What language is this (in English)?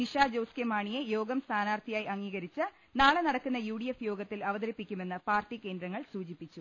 Malayalam